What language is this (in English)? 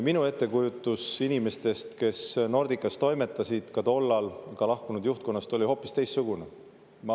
Estonian